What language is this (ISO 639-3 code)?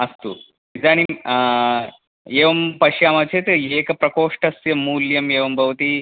san